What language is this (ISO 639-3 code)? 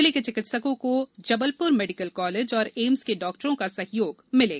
hin